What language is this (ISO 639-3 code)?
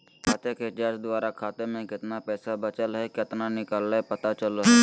mag